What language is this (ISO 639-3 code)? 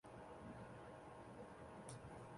zho